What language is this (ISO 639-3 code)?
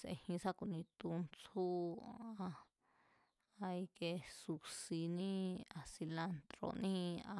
vmz